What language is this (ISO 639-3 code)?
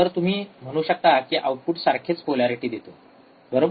mar